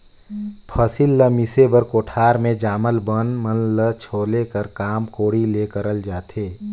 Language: Chhattisgarhi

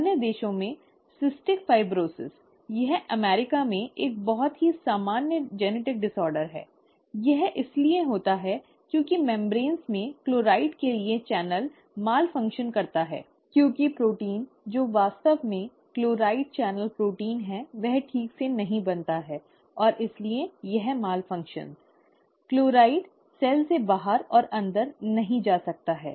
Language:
Hindi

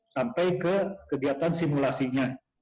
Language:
Indonesian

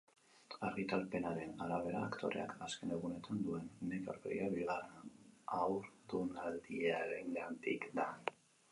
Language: Basque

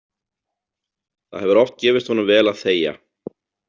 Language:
Icelandic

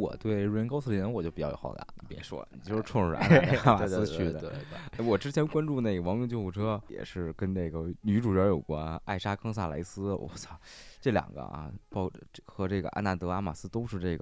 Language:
Chinese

